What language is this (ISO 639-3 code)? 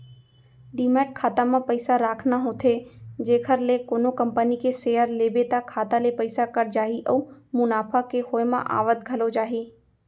hne